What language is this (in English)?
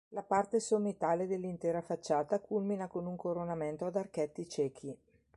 Italian